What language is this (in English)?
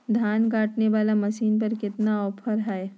Magahi